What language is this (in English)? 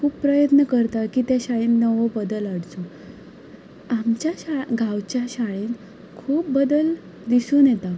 Konkani